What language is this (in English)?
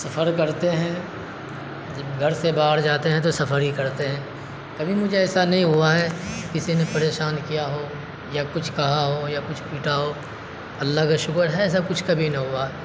Urdu